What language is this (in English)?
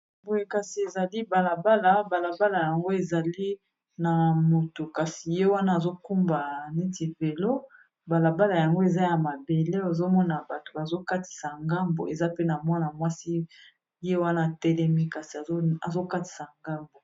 Lingala